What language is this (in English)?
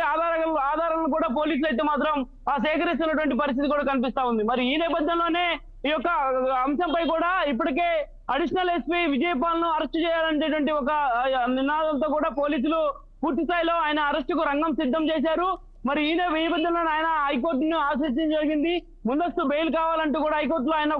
Telugu